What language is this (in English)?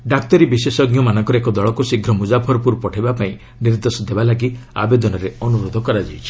Odia